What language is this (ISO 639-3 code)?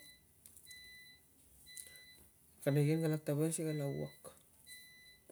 lcm